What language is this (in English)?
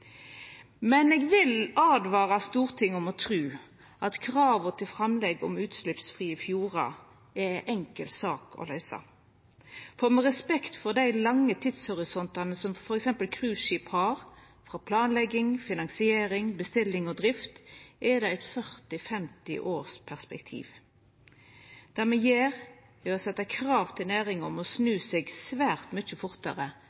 Norwegian Nynorsk